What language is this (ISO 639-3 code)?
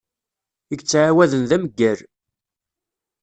kab